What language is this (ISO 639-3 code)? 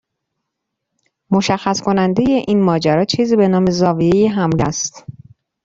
fas